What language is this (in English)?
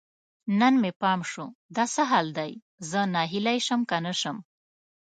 Pashto